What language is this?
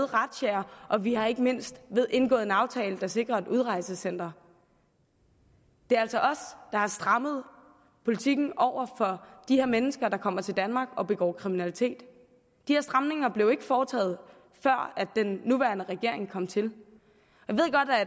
Danish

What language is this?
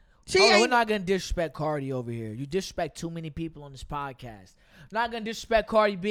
English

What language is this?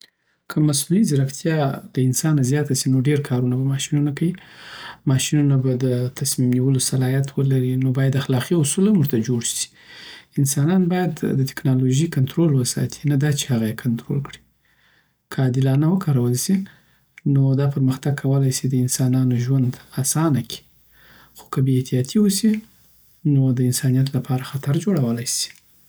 Southern Pashto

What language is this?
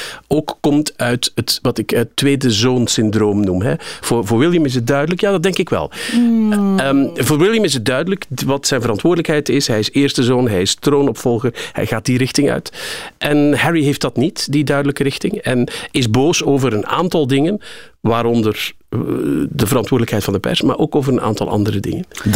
Dutch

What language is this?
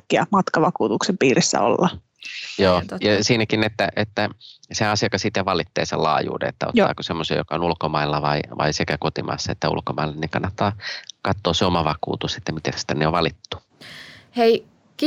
Finnish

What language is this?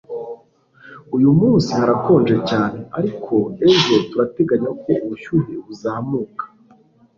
Kinyarwanda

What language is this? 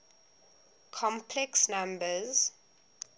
English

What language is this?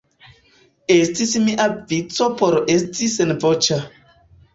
Esperanto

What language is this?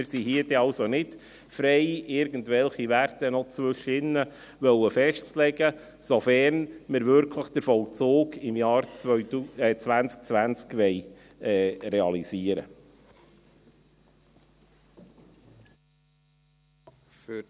Swiss German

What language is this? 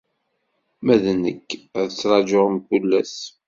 Kabyle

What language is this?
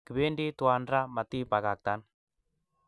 Kalenjin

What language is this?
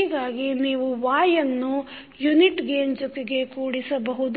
Kannada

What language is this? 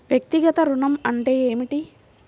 Telugu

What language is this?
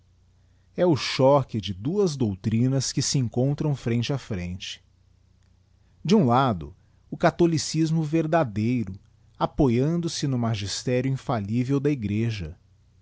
Portuguese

